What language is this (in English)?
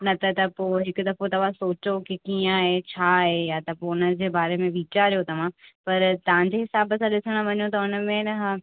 Sindhi